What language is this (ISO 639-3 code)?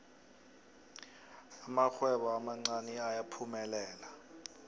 nbl